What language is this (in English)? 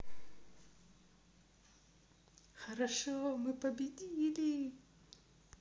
Russian